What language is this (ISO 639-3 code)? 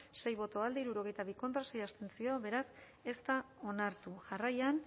eus